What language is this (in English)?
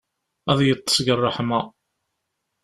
Kabyle